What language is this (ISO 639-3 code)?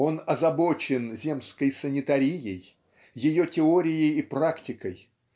rus